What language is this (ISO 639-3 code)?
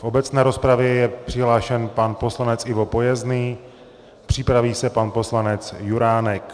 ces